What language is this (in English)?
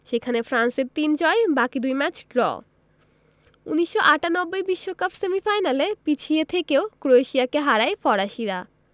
Bangla